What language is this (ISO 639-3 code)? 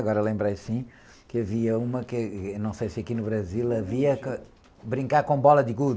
por